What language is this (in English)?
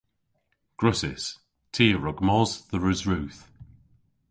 Cornish